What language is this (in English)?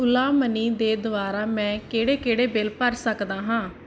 Punjabi